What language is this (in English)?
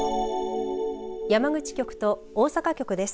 Japanese